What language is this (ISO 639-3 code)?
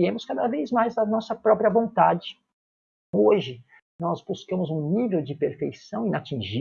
por